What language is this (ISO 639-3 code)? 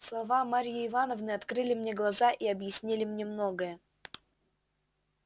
rus